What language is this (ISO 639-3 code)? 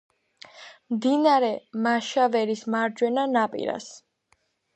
kat